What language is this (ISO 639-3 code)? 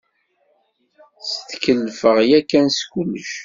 kab